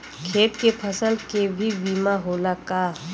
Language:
Bhojpuri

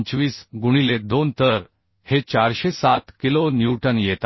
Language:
Marathi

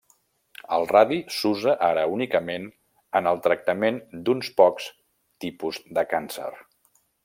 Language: Catalan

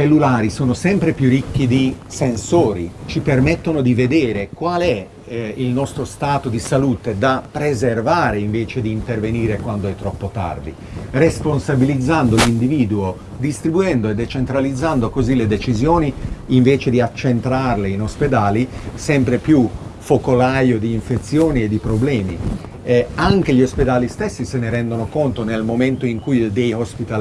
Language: Italian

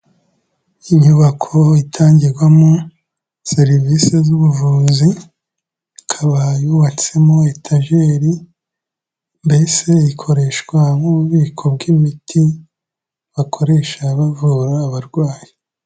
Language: Kinyarwanda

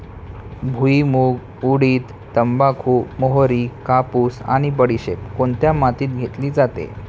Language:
Marathi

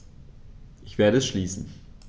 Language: German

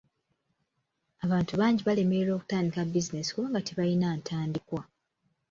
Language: Ganda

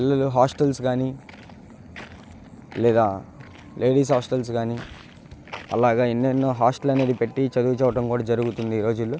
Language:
Telugu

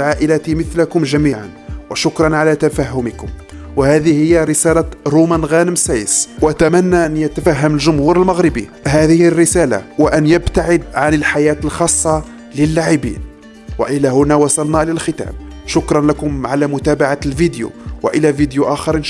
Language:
Arabic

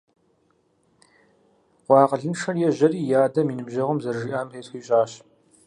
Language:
Kabardian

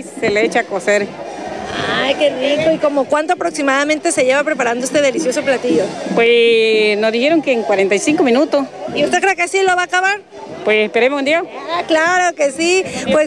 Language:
Spanish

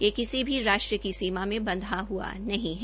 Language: Hindi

